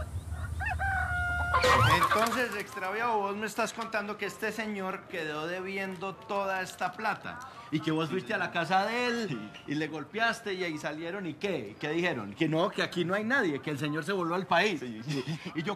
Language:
Spanish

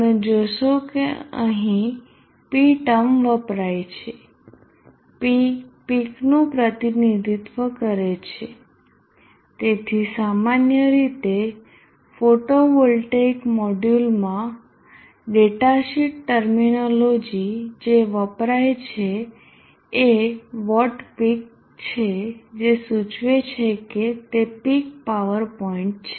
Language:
Gujarati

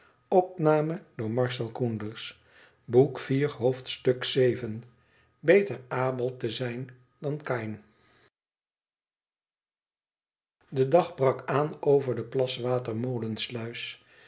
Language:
Dutch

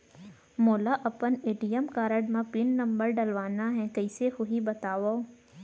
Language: Chhattisgarhi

